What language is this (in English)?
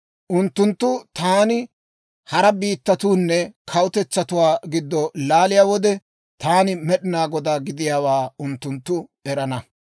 Dawro